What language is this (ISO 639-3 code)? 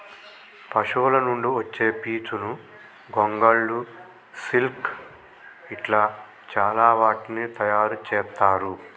tel